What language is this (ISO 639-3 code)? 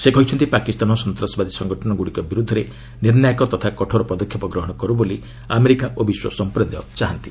ori